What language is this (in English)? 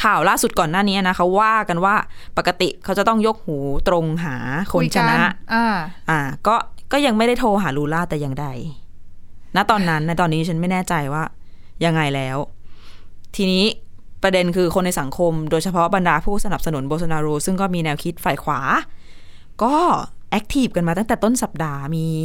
Thai